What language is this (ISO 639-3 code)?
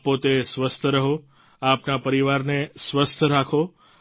guj